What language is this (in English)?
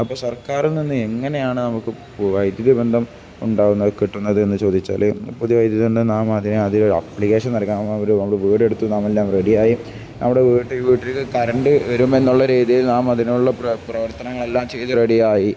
Malayalam